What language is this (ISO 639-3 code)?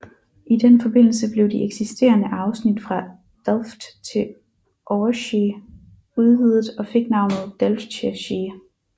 dan